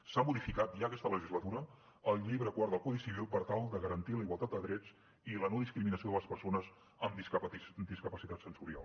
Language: Catalan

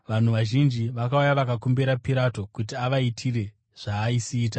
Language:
Shona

